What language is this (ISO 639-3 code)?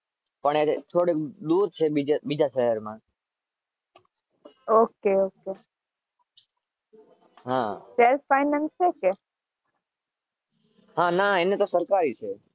guj